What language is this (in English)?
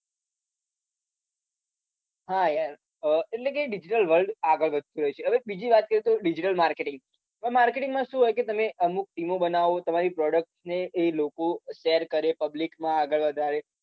Gujarati